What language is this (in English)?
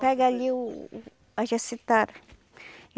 Portuguese